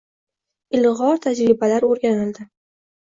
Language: Uzbek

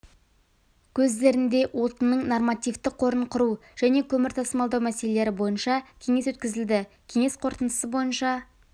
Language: Kazakh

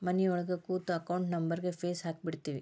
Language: Kannada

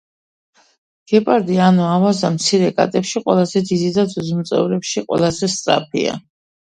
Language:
Georgian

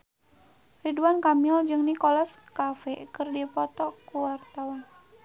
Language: Sundanese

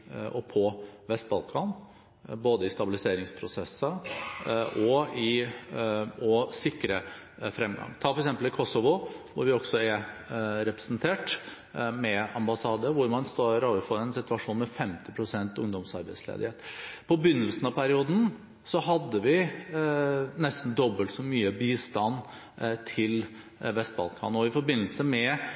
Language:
Norwegian Bokmål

